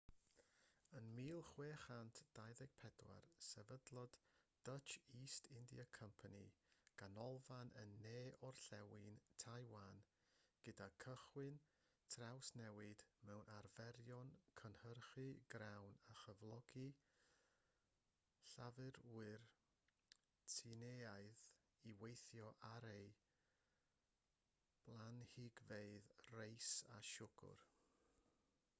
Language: Welsh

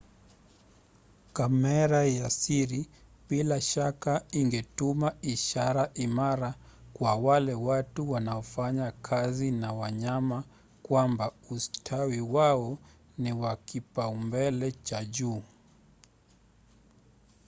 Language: Swahili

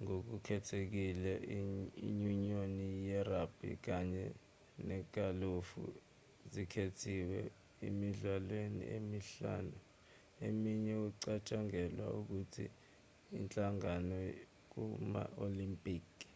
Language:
Zulu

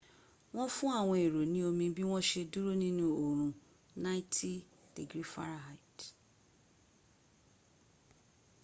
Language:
Yoruba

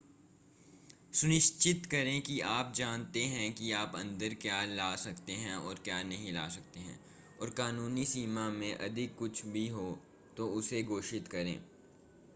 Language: Hindi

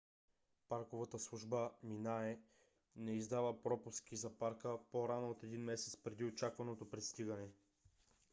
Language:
Bulgarian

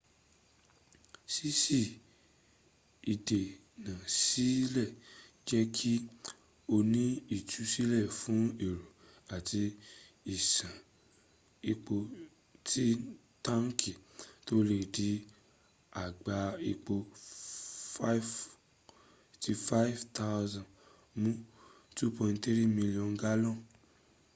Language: Yoruba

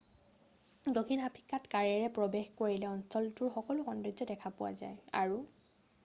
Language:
Assamese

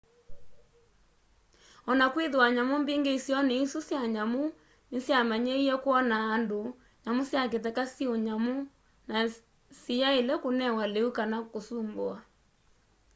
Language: Kamba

